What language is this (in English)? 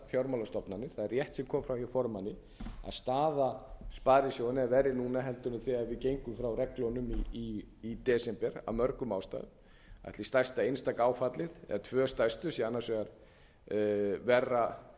Icelandic